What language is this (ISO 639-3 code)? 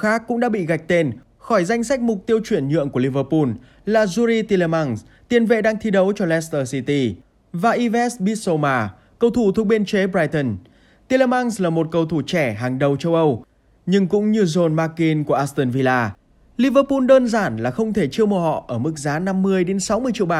vie